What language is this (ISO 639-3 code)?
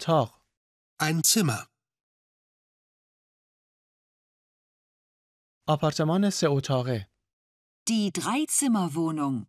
fas